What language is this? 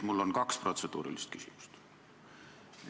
Estonian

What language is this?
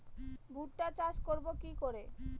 Bangla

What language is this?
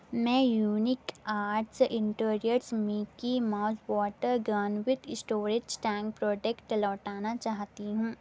Urdu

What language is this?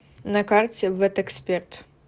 Russian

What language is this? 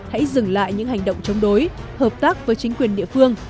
Vietnamese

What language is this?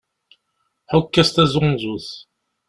Kabyle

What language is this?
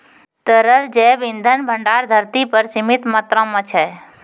Maithili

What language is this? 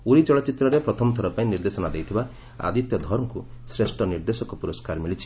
Odia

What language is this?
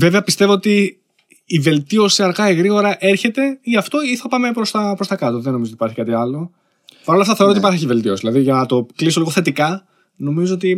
Greek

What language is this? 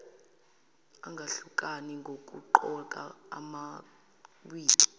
Zulu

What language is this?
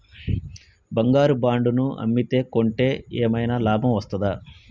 Telugu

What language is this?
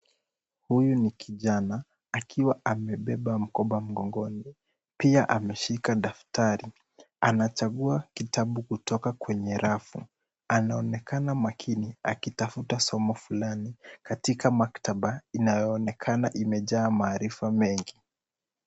Swahili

